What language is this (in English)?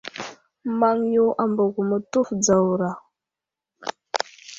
Wuzlam